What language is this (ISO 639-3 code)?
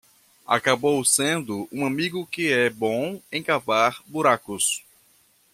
por